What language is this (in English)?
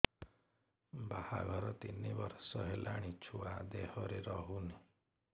Odia